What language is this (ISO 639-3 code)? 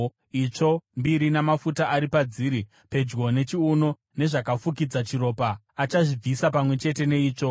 sna